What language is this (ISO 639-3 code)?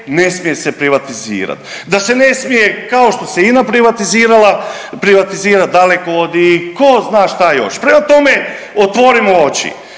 hrv